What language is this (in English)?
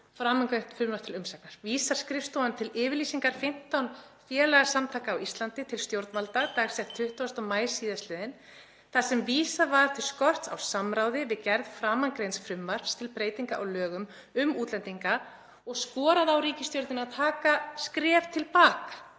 Icelandic